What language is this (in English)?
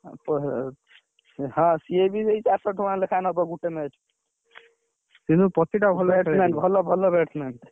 Odia